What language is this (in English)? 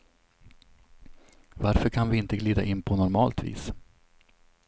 Swedish